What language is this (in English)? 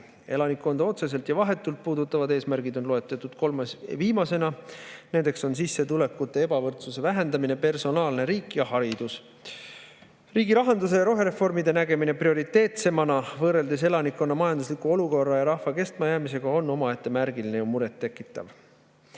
Estonian